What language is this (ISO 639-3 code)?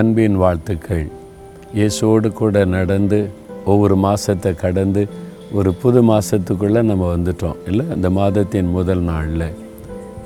tam